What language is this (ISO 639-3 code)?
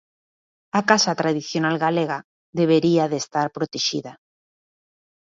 glg